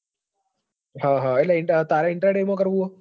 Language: Gujarati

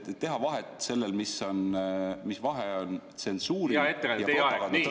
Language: Estonian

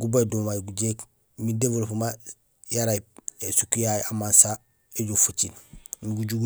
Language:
Gusilay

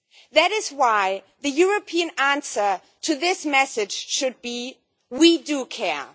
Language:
English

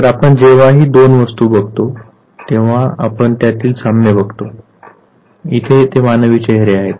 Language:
Marathi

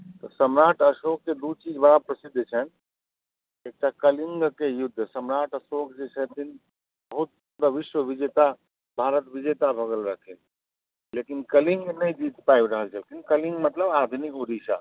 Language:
Maithili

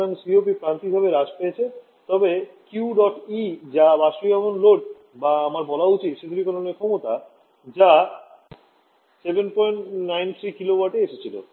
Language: Bangla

